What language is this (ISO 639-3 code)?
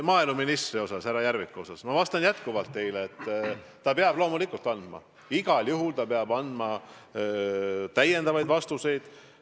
est